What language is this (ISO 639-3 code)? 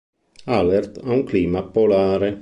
ita